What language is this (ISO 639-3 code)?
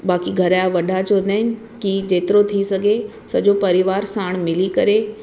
snd